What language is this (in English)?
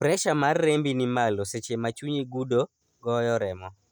Luo (Kenya and Tanzania)